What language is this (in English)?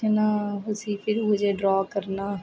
Dogri